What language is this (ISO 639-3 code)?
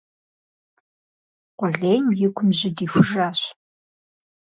kbd